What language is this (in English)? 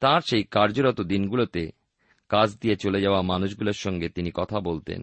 Bangla